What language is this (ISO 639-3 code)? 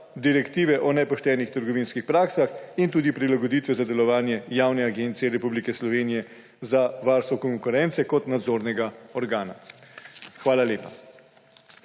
slv